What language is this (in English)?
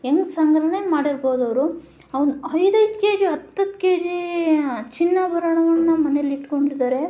Kannada